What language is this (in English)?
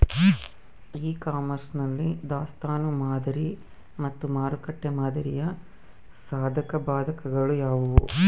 Kannada